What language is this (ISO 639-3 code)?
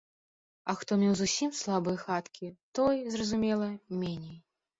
bel